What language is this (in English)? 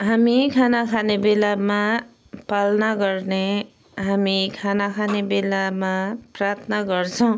Nepali